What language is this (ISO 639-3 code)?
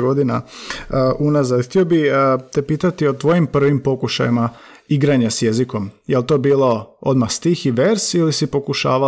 hrv